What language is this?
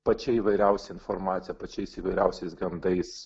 Lithuanian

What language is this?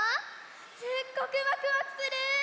Japanese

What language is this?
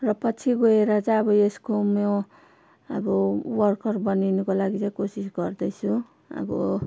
Nepali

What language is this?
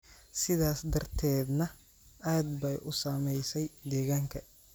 Somali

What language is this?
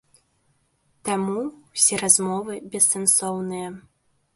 Belarusian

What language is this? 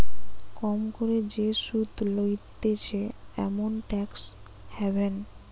Bangla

